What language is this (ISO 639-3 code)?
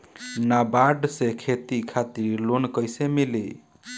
bho